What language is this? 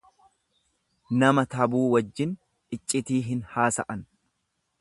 Oromo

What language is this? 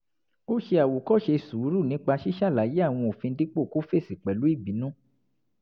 Yoruba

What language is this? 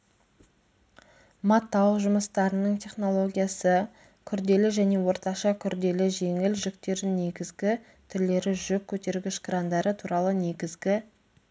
Kazakh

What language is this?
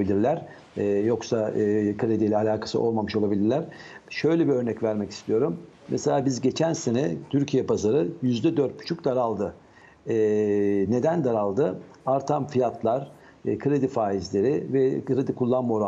Turkish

